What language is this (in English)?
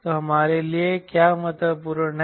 Hindi